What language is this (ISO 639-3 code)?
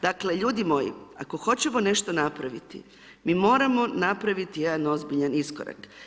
hrv